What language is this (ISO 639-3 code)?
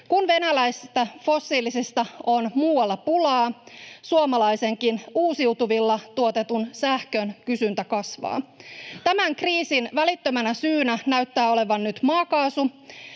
fin